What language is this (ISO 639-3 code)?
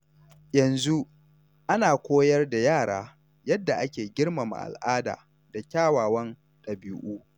hau